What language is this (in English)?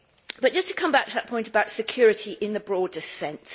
English